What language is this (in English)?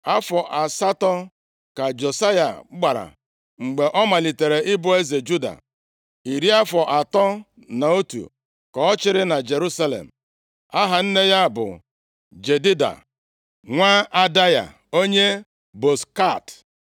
Igbo